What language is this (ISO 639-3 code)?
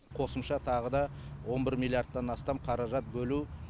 kaz